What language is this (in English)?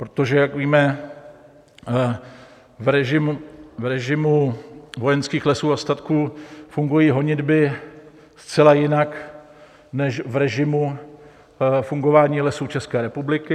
Czech